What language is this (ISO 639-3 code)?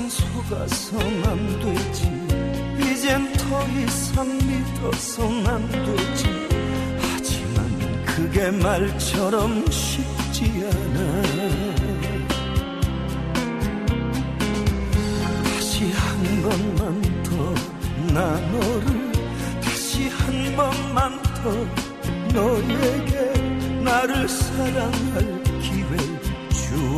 kor